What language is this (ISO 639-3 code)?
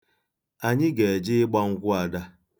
ibo